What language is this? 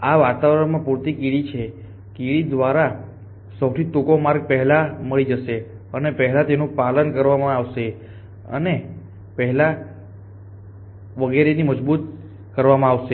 Gujarati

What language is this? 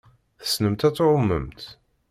Kabyle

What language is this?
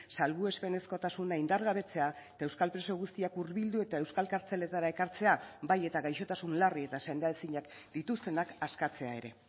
Basque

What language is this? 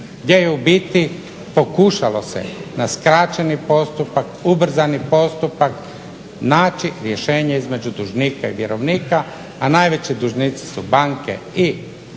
Croatian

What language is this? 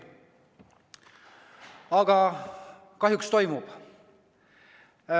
Estonian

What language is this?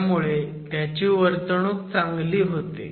Marathi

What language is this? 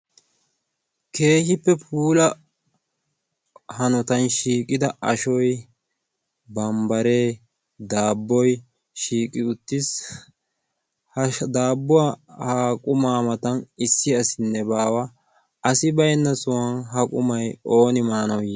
Wolaytta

